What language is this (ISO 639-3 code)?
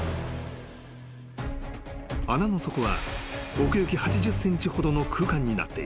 jpn